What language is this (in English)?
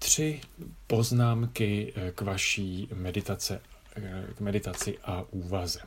Czech